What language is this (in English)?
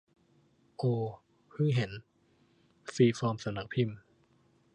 Thai